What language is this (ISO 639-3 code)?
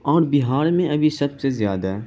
urd